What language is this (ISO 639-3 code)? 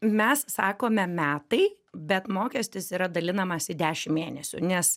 lit